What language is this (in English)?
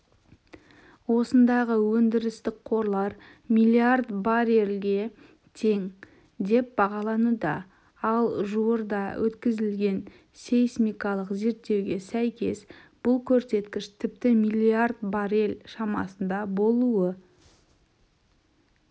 Kazakh